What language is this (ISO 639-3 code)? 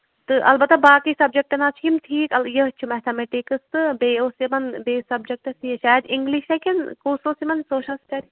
kas